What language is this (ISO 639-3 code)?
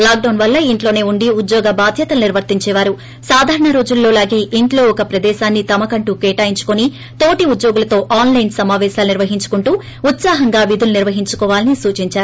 tel